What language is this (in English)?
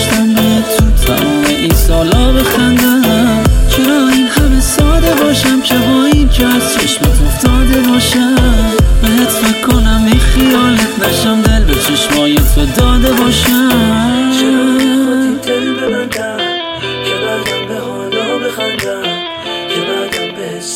Persian